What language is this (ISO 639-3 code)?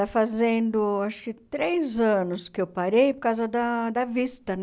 por